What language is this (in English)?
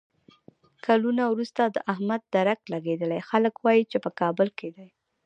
Pashto